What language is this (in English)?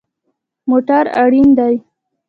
Pashto